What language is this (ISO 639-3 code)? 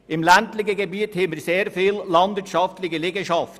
gsw